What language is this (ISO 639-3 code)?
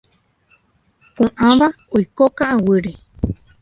grn